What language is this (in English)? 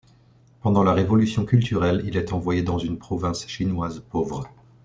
French